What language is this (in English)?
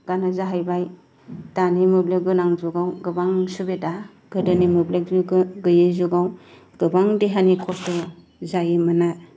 Bodo